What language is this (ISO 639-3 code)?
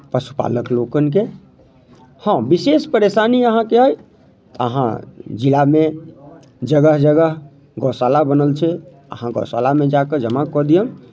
mai